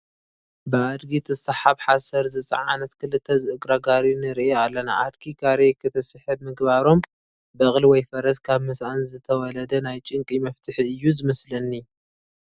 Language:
Tigrinya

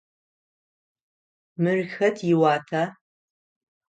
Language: Adyghe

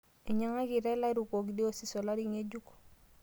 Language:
Masai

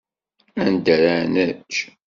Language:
Kabyle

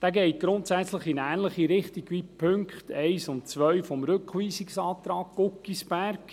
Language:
Swiss German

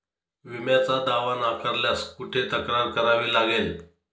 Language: Marathi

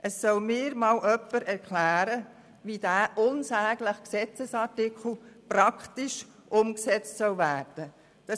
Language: Swiss German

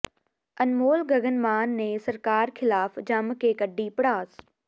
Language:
Punjabi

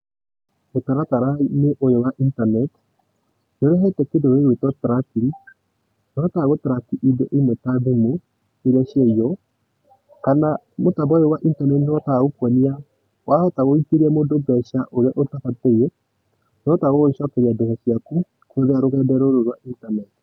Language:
Kikuyu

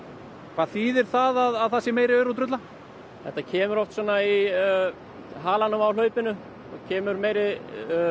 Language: Icelandic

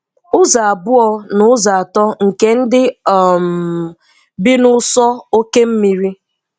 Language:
Igbo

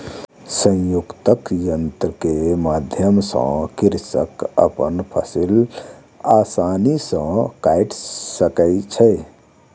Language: Maithili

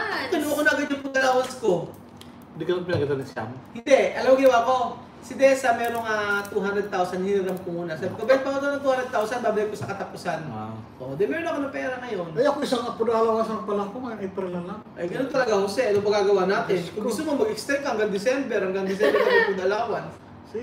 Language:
Filipino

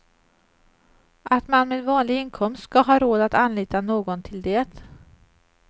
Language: Swedish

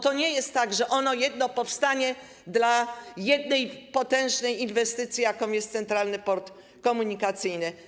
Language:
Polish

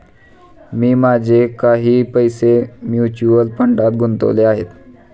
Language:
Marathi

